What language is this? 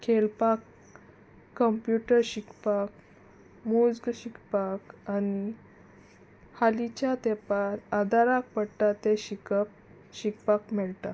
Konkani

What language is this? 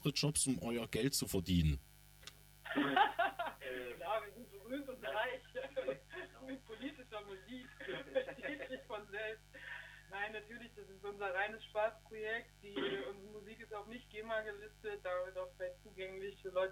German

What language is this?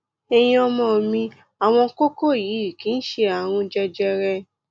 Yoruba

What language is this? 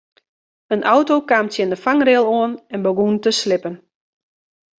Western Frisian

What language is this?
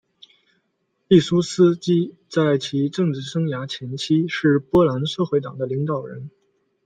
Chinese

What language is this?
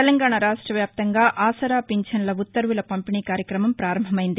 Telugu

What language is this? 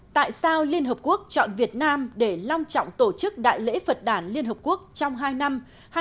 Vietnamese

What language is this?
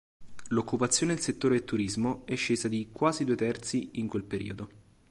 Italian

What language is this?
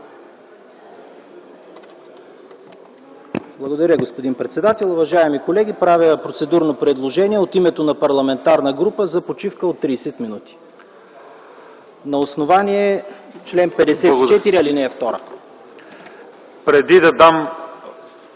Bulgarian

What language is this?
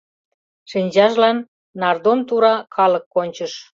Mari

